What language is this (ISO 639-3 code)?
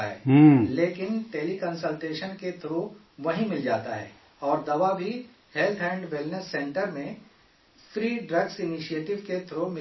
urd